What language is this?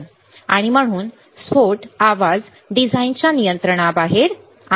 Marathi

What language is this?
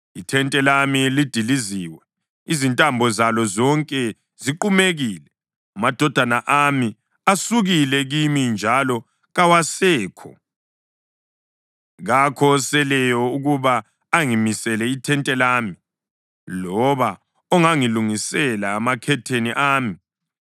North Ndebele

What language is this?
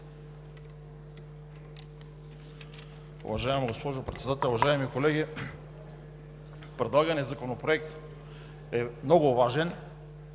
Bulgarian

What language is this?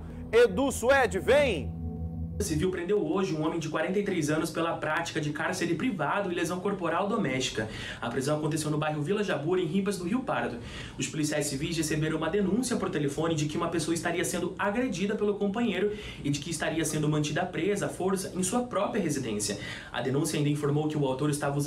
Portuguese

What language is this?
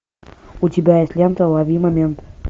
Russian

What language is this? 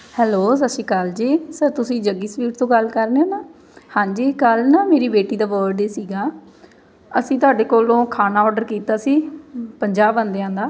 Punjabi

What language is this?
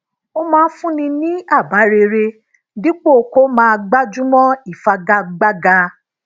Yoruba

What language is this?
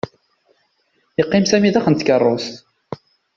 Kabyle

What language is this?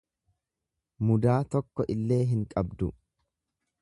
Oromo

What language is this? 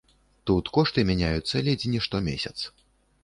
Belarusian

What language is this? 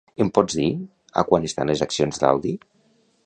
Catalan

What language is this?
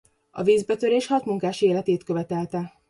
Hungarian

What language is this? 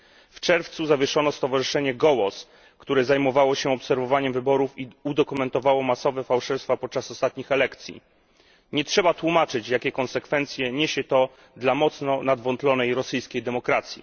Polish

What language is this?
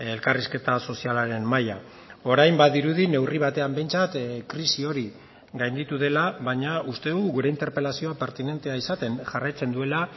Basque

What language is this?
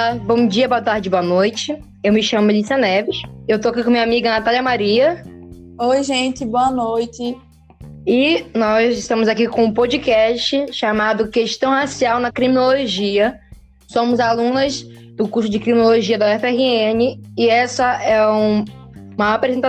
Portuguese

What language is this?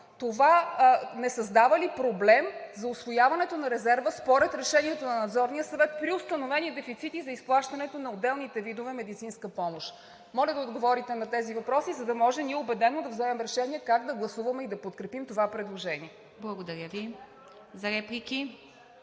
Bulgarian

